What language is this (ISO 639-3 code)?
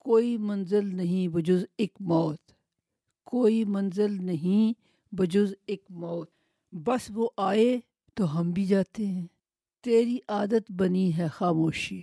urd